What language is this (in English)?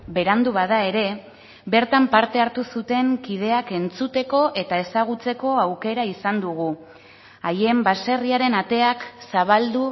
Basque